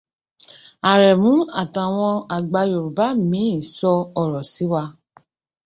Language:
Yoruba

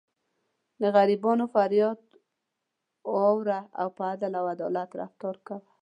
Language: Pashto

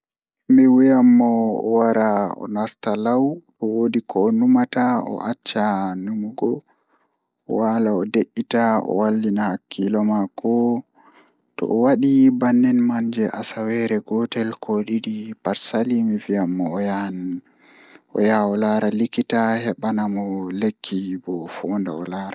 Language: Fula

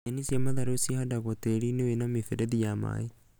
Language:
Kikuyu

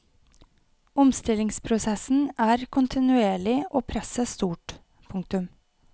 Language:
Norwegian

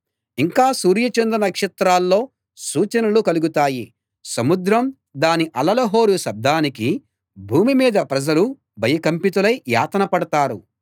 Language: Telugu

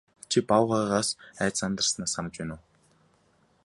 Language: Mongolian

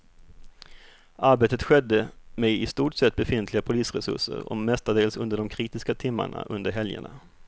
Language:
Swedish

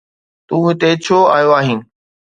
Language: Sindhi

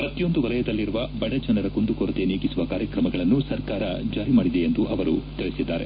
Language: Kannada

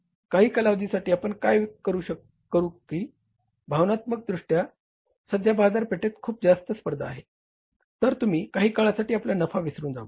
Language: Marathi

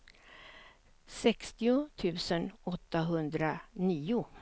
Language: Swedish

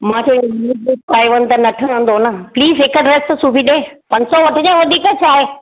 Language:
Sindhi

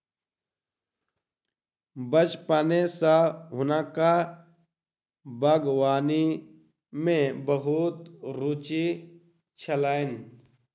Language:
Maithili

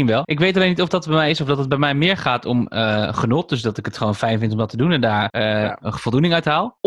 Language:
Dutch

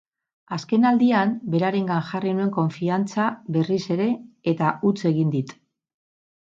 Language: Basque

